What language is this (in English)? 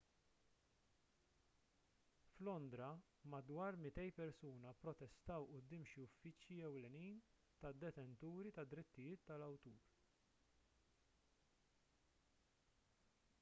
Maltese